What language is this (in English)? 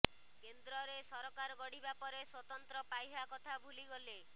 Odia